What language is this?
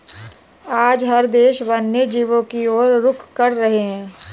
Hindi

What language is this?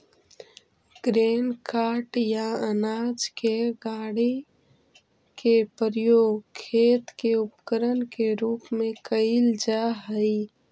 Magahi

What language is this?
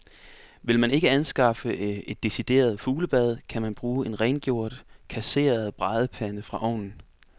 Danish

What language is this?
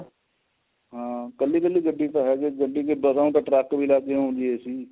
Punjabi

